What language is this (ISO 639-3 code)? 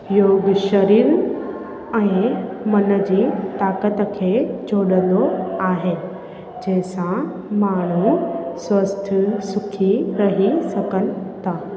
snd